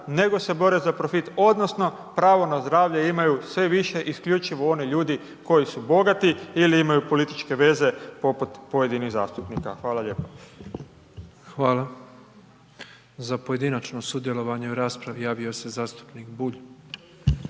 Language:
Croatian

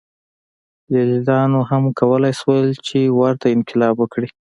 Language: Pashto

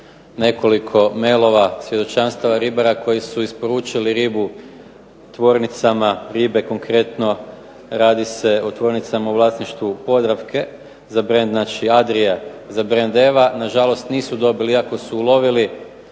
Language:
Croatian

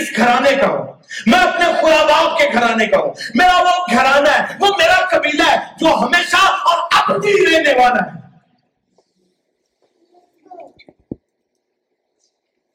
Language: Urdu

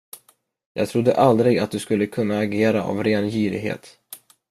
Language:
Swedish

